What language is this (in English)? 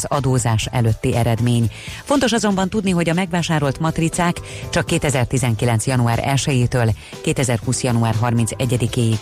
Hungarian